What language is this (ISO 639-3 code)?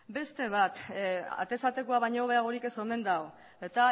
eus